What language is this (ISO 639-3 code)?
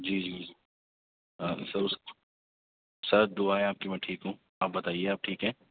urd